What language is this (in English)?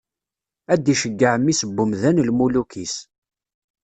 Kabyle